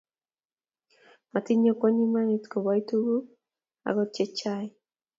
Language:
Kalenjin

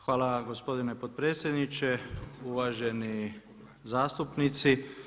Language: Croatian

